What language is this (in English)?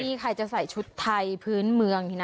Thai